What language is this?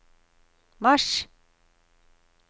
Norwegian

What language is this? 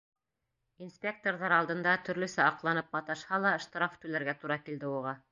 Bashkir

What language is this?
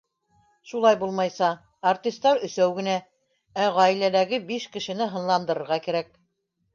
Bashkir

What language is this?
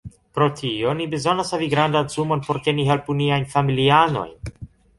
Esperanto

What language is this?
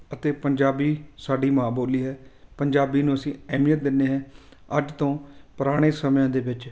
Punjabi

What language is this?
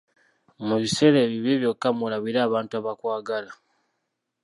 Ganda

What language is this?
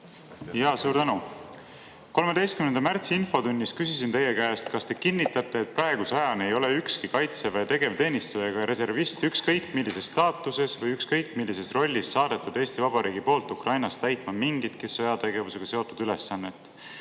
Estonian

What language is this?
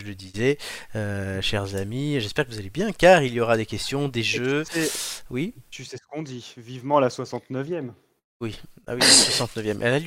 French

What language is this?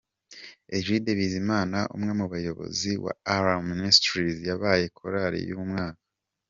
Kinyarwanda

